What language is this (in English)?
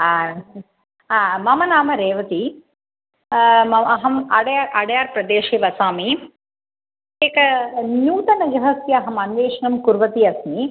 Sanskrit